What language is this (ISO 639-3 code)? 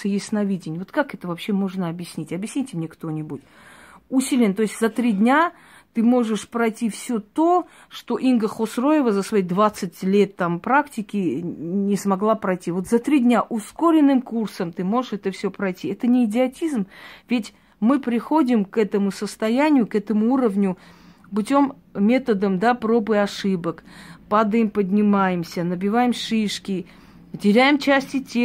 rus